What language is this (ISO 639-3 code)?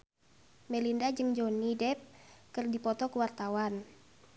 sun